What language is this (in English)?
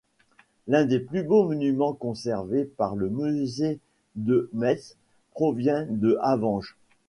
French